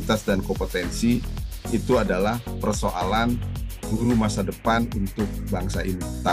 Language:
Indonesian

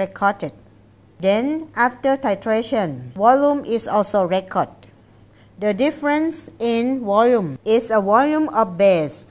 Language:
English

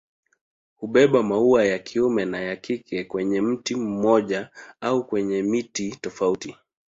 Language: Swahili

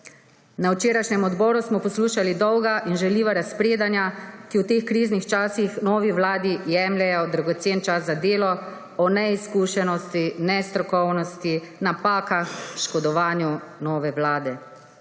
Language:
Slovenian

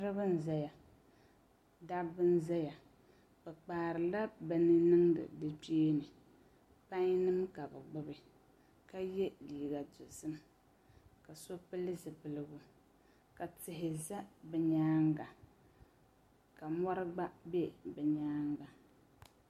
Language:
Dagbani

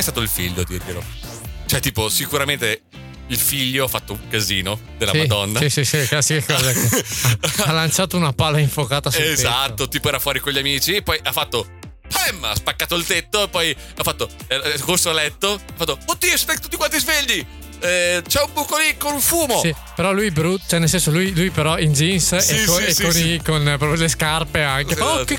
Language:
Italian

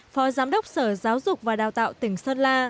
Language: Vietnamese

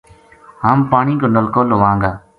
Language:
Gujari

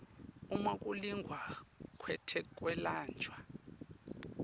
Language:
Swati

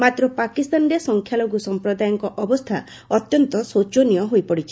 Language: Odia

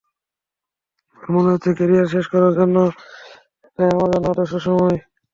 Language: Bangla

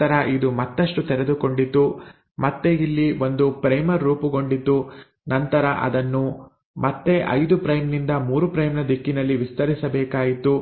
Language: Kannada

